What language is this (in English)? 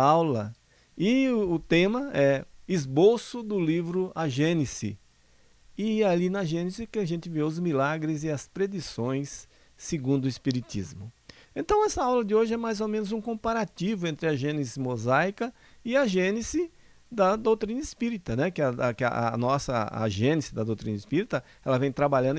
Portuguese